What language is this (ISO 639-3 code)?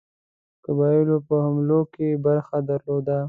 pus